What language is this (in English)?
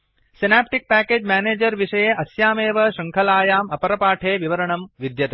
Sanskrit